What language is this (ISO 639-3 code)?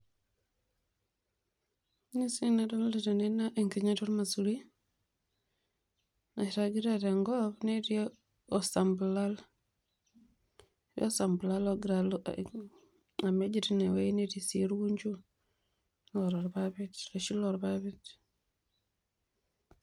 mas